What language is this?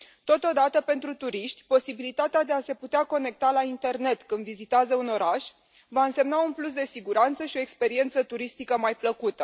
Romanian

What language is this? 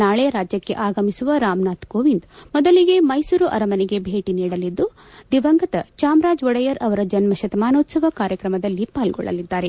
Kannada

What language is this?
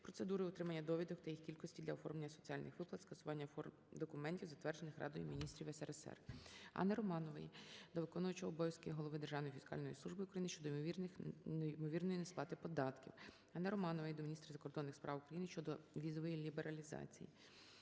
Ukrainian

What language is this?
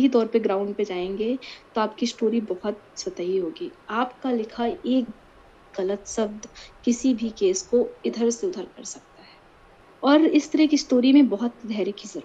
Hindi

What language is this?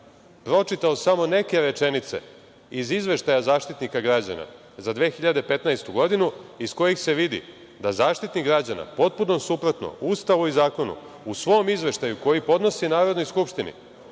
Serbian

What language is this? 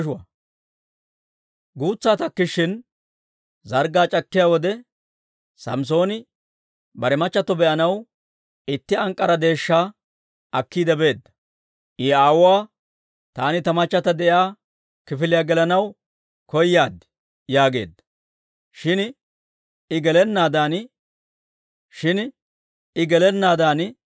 Dawro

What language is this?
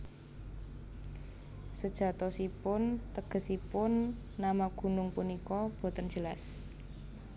Javanese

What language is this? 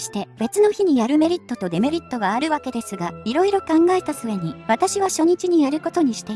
Japanese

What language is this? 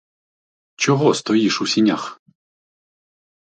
Ukrainian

